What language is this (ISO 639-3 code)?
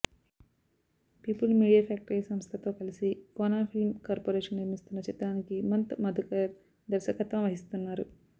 tel